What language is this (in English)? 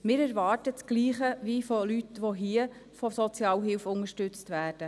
Swiss German